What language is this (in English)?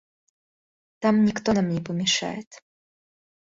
Russian